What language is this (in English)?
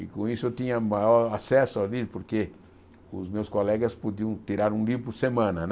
Portuguese